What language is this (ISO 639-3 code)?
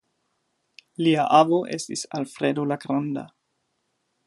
epo